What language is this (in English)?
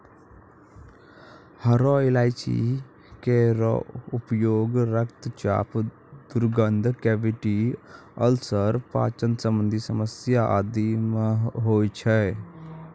Maithili